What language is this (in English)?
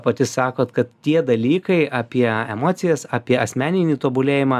Lithuanian